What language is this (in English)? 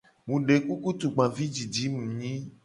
Gen